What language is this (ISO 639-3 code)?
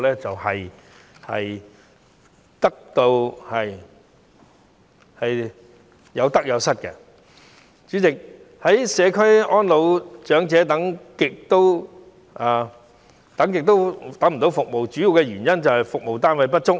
yue